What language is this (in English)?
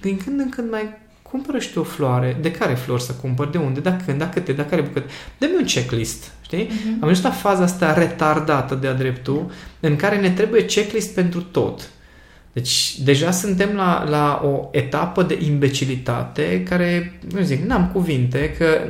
Romanian